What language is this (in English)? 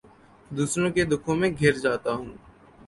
Urdu